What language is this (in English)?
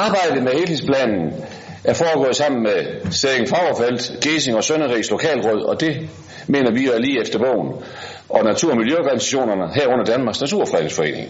Danish